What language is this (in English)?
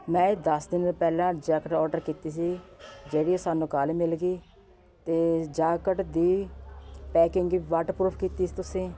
Punjabi